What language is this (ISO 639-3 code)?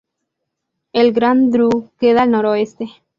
spa